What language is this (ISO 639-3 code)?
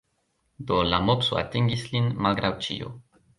epo